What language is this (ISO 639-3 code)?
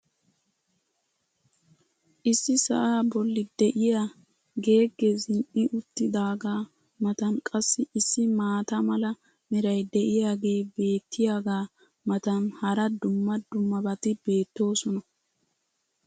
wal